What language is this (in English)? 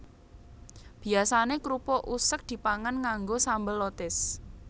Javanese